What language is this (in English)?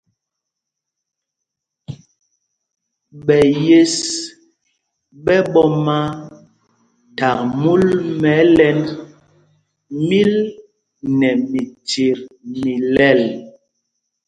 Mpumpong